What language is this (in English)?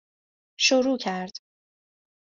Persian